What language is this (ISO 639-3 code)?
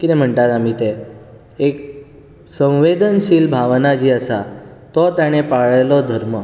kok